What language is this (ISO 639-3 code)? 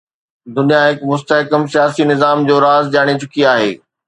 snd